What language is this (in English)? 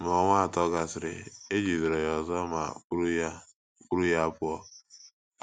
Igbo